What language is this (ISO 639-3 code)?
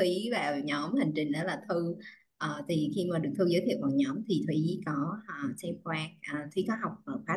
vie